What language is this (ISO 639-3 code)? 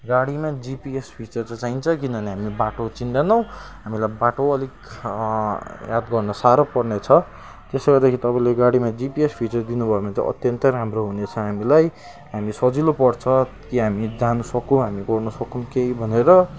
nep